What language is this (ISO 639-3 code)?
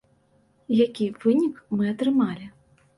bel